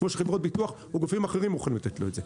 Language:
Hebrew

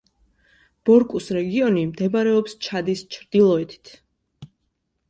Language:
Georgian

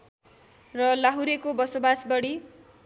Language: Nepali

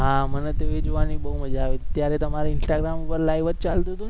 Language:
Gujarati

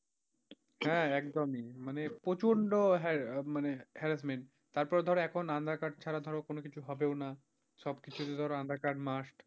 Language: Bangla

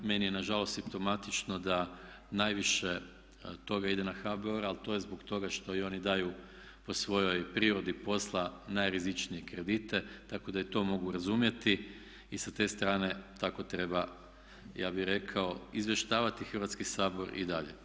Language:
Croatian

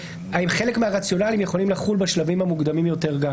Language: Hebrew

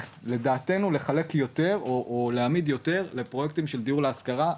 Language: Hebrew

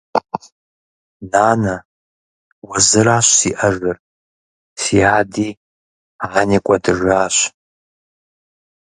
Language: Kabardian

